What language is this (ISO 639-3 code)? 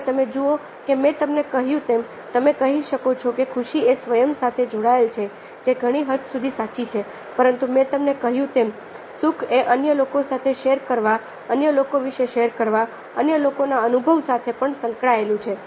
guj